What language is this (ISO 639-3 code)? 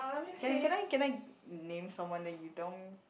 eng